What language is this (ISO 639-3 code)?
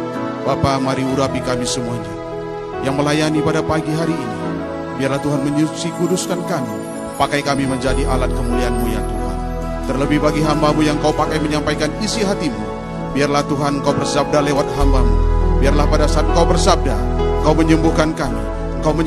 ind